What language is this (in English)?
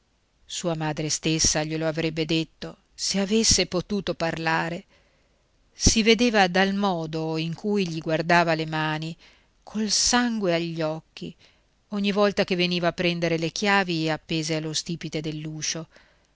Italian